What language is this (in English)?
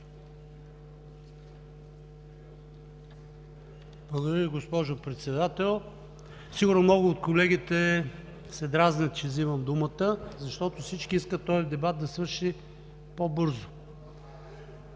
Bulgarian